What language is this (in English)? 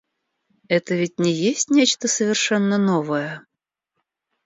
Russian